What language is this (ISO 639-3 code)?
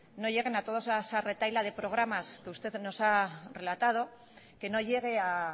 spa